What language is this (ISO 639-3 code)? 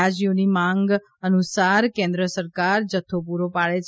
guj